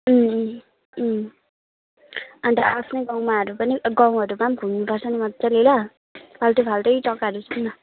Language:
Nepali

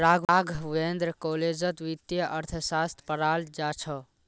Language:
Magahi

